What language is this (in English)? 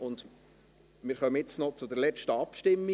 Swiss German